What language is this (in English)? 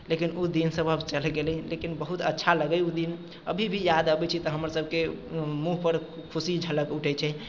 Maithili